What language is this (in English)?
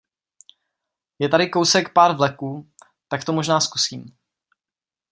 Czech